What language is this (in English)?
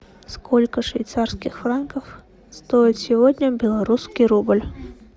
Russian